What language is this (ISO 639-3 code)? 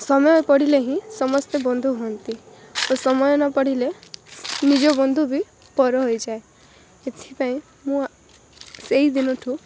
ori